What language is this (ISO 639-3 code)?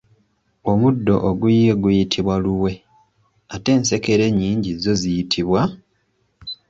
lug